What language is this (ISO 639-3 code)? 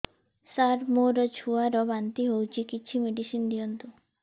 ori